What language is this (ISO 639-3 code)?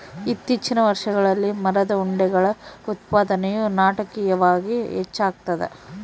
kan